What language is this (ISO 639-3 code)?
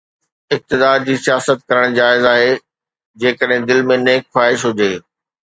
snd